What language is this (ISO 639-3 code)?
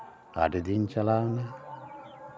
sat